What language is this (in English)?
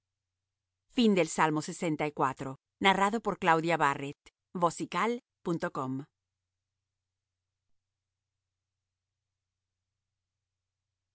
Spanish